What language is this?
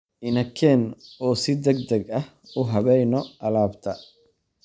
Somali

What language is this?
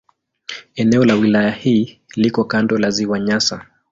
Swahili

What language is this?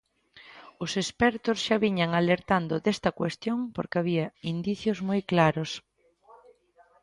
Galician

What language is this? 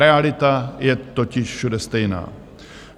Czech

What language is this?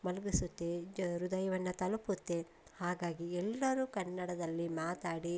Kannada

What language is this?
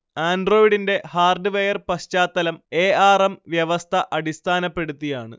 Malayalam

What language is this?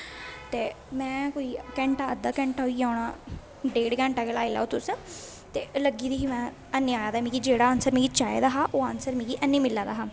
Dogri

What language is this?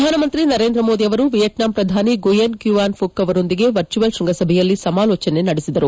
Kannada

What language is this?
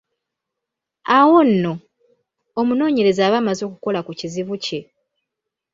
Ganda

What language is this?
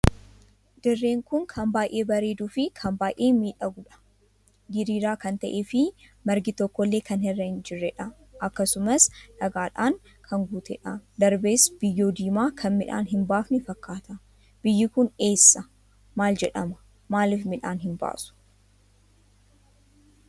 Oromo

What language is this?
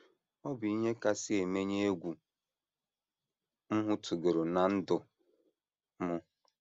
Igbo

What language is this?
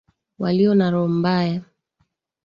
Swahili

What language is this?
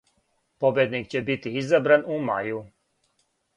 Serbian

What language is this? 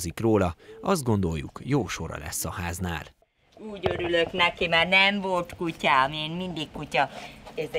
Hungarian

